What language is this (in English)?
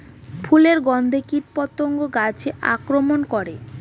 Bangla